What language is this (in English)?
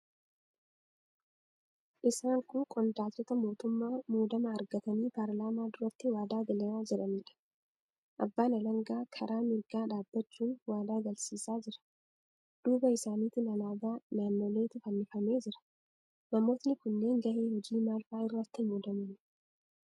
Oromo